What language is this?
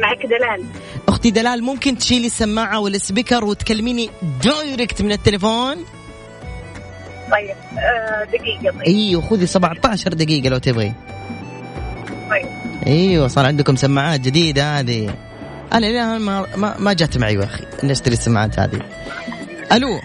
Arabic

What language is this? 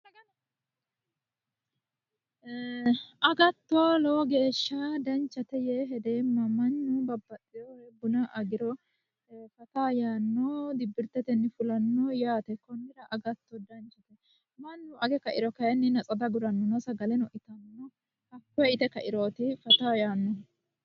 Sidamo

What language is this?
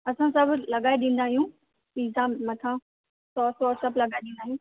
Sindhi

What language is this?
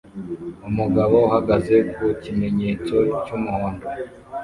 Kinyarwanda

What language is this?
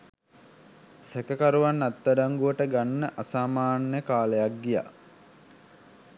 Sinhala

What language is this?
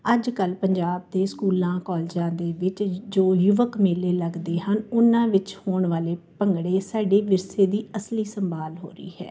Punjabi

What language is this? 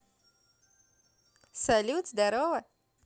Russian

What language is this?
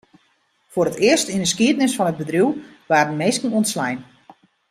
Western Frisian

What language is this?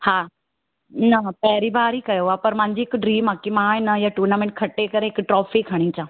Sindhi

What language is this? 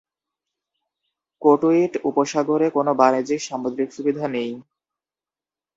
Bangla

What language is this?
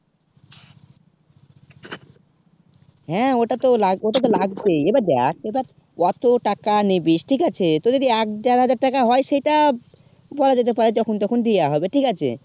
Bangla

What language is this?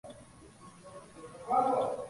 Swahili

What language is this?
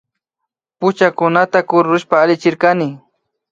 Imbabura Highland Quichua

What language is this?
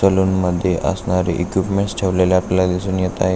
Marathi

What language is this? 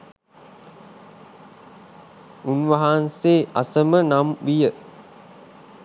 Sinhala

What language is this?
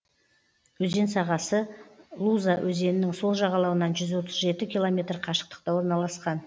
Kazakh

